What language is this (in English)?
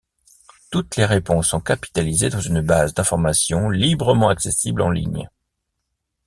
French